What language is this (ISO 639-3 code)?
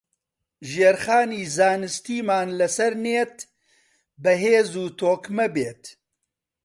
ckb